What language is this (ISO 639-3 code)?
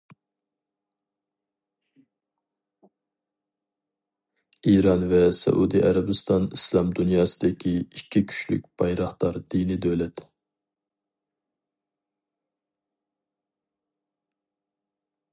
uig